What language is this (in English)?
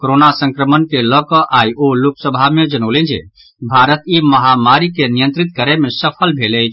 Maithili